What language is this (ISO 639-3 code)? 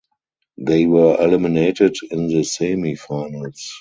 eng